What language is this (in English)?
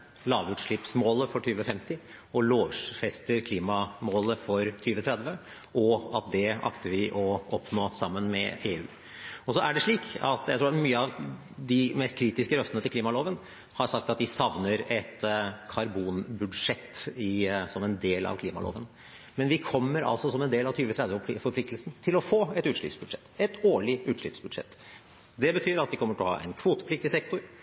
Norwegian Bokmål